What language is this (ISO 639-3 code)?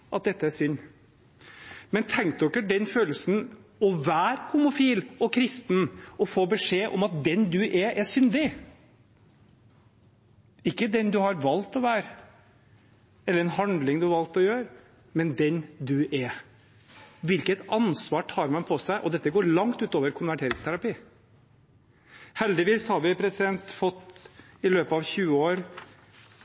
nob